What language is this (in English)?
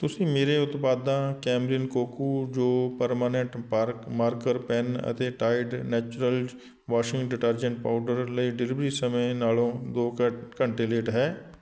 Punjabi